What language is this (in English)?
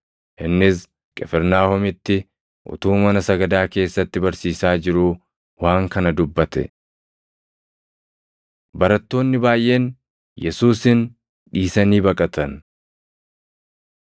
Oromo